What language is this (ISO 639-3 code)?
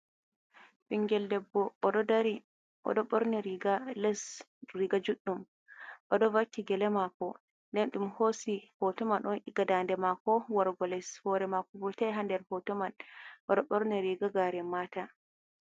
ful